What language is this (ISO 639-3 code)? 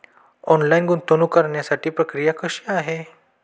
mar